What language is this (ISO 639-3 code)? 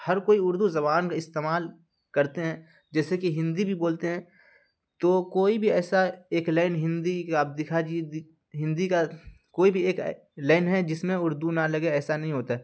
urd